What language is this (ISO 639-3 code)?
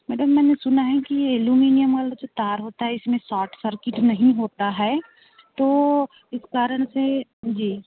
hin